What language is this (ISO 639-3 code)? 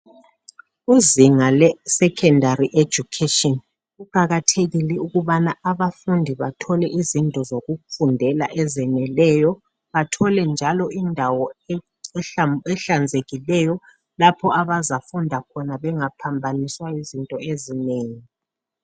nde